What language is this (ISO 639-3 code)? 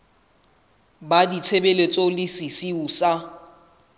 sot